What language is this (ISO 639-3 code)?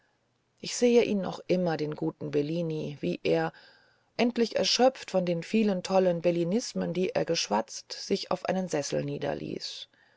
deu